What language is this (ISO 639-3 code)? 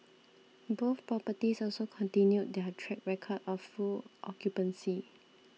eng